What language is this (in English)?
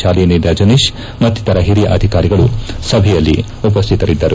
Kannada